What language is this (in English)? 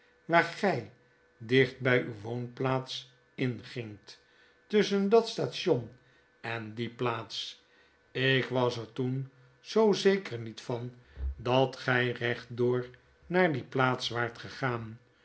Dutch